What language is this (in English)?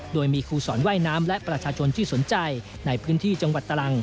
Thai